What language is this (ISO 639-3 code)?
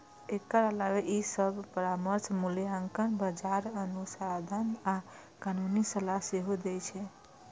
mai